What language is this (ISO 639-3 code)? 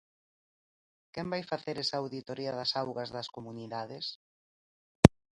glg